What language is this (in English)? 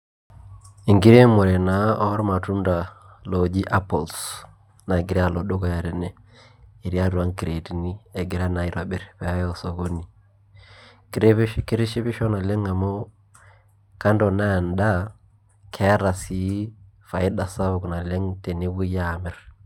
Masai